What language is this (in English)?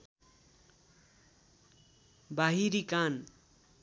Nepali